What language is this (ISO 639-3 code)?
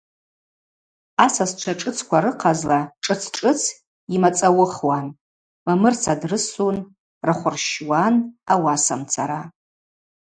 abq